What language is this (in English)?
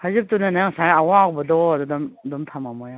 Manipuri